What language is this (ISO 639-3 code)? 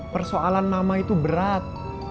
ind